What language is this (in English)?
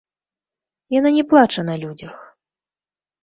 Belarusian